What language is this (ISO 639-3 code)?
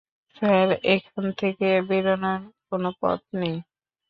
ben